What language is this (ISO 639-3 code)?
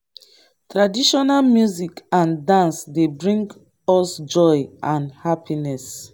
pcm